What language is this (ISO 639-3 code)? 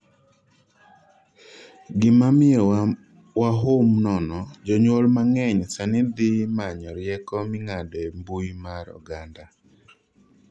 luo